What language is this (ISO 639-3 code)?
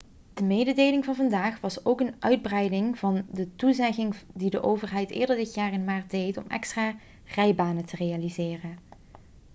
nld